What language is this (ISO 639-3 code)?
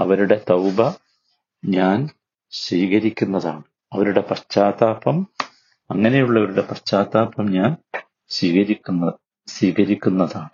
mal